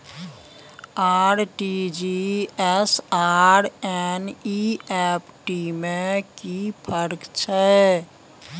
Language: Maithili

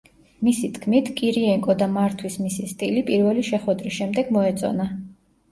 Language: Georgian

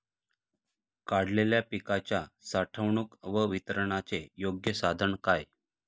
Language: Marathi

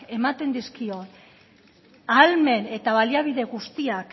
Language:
Basque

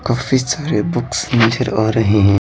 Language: Hindi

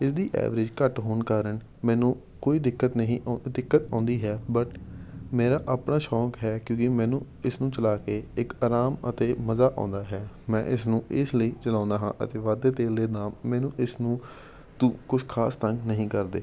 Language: Punjabi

